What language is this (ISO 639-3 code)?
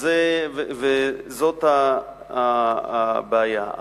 heb